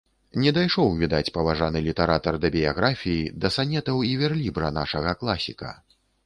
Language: Belarusian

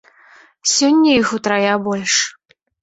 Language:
Belarusian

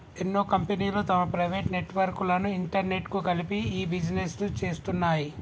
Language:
Telugu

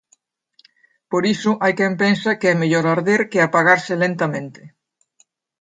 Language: Galician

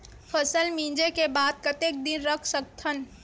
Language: Chhattisgarhi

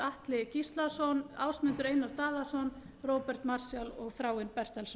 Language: Icelandic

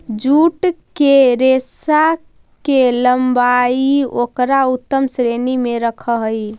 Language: Magahi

